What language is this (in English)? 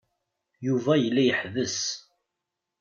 Kabyle